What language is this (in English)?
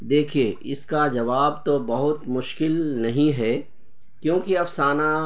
Urdu